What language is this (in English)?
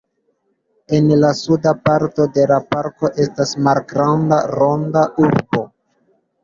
Esperanto